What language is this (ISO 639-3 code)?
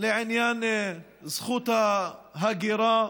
heb